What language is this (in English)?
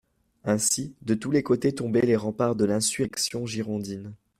French